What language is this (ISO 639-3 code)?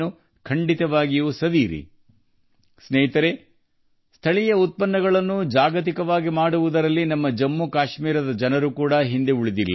kan